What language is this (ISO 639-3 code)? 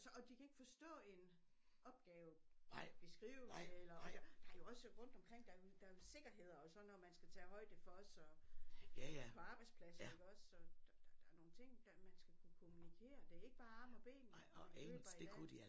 dan